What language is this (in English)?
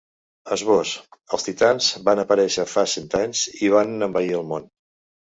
Catalan